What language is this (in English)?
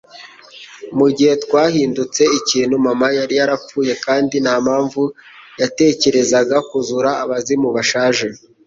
Kinyarwanda